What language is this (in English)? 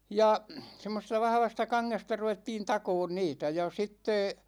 Finnish